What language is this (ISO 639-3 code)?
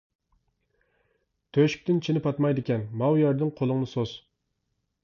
uig